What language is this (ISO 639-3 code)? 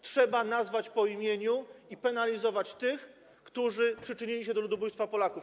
pol